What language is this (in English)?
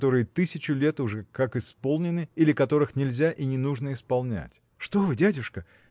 Russian